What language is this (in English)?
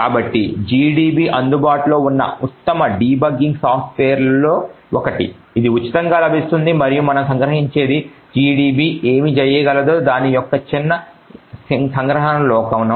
Telugu